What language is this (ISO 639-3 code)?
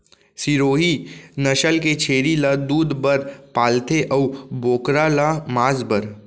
hne